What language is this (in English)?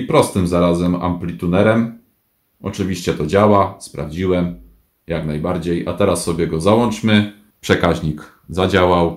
Polish